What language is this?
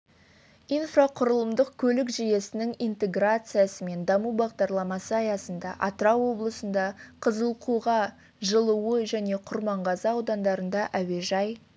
Kazakh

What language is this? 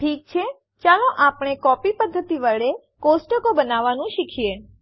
Gujarati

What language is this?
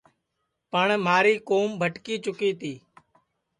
Sansi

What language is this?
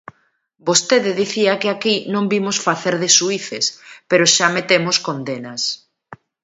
Galician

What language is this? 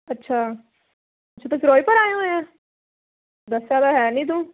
Punjabi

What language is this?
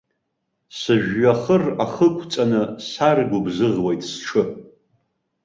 Abkhazian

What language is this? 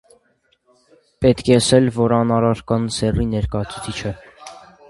Armenian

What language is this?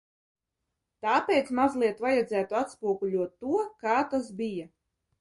Latvian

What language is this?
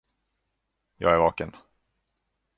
Swedish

